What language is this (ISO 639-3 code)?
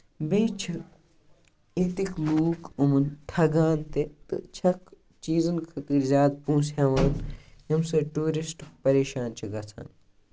kas